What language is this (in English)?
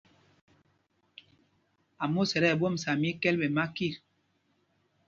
Mpumpong